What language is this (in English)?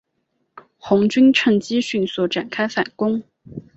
Chinese